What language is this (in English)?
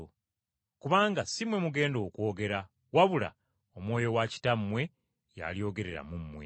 Ganda